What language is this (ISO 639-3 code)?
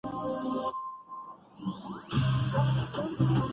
urd